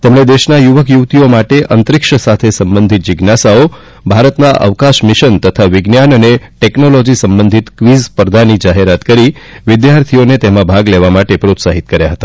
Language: Gujarati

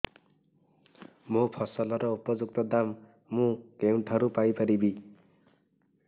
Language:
Odia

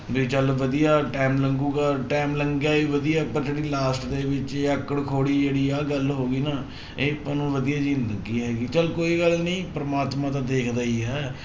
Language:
Punjabi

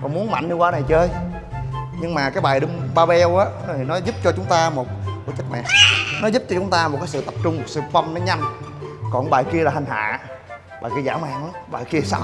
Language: Vietnamese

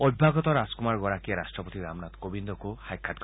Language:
Assamese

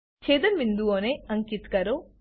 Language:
Gujarati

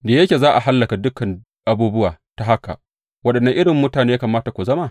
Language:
Hausa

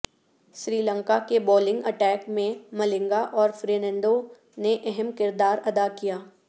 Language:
Urdu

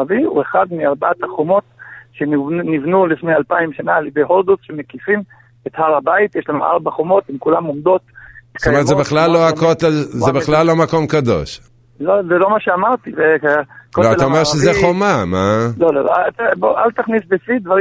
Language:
Hebrew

